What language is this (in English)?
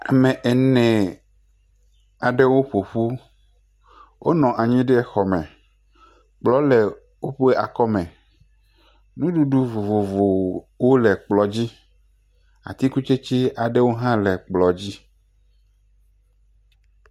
Ewe